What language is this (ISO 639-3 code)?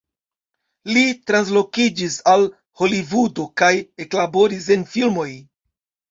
epo